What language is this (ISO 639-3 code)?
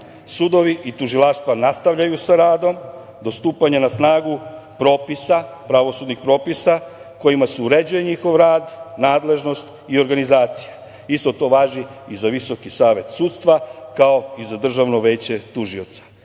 srp